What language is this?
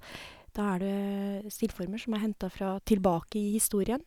Norwegian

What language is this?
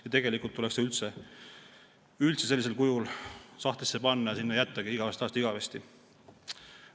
Estonian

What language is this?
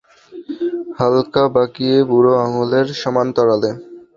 Bangla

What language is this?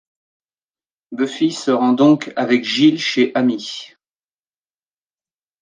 French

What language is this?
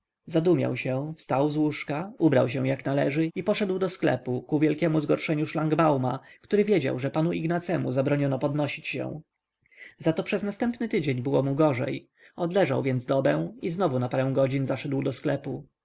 Polish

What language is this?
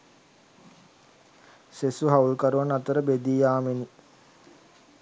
Sinhala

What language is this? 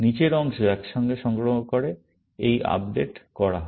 Bangla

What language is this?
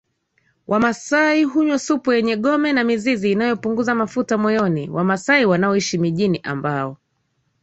Swahili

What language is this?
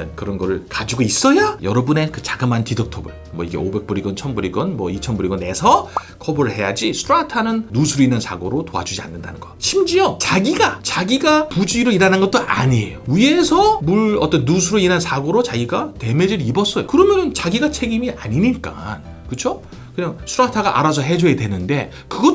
Korean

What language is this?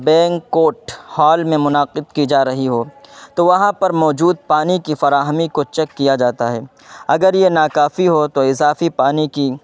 Urdu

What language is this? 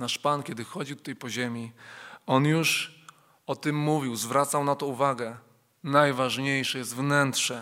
Polish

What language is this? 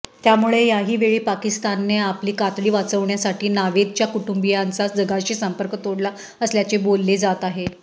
Marathi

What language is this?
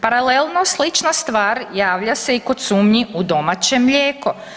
Croatian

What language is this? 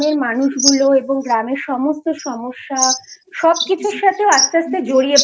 Bangla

